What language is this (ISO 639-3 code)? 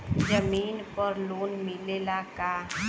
bho